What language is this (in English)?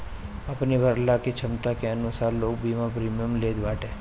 Bhojpuri